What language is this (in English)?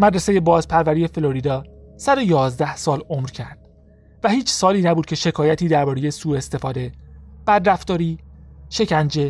Persian